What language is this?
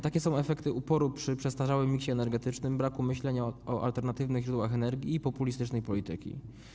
Polish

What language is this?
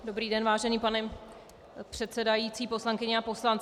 Czech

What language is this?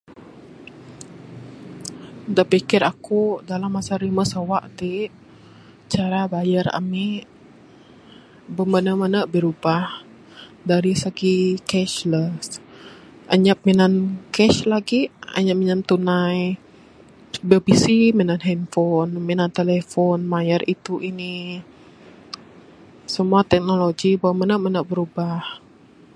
Bukar-Sadung Bidayuh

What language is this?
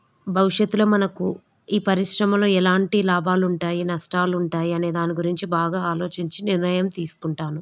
Telugu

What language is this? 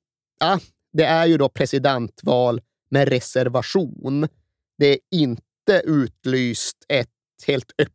Swedish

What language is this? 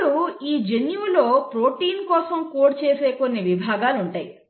Telugu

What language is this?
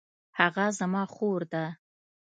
Pashto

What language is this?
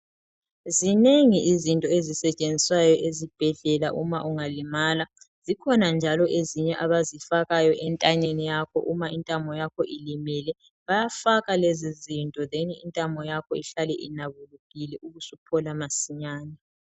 North Ndebele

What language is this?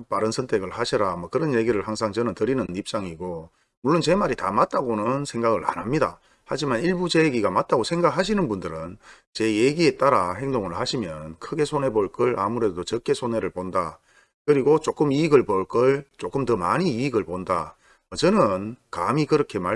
Korean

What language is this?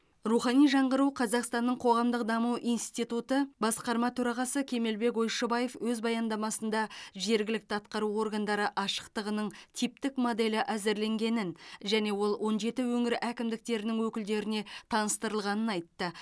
Kazakh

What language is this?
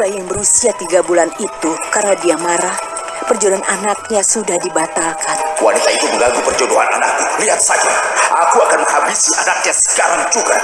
Indonesian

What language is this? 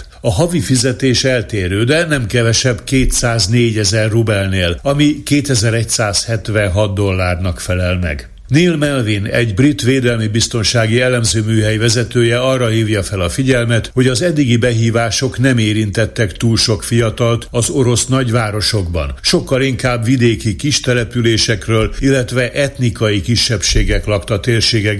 Hungarian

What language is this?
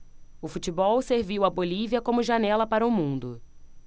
Portuguese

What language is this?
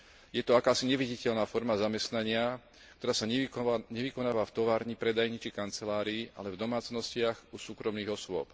Slovak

